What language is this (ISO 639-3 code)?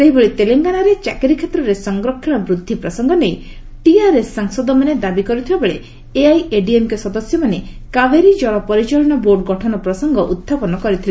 ori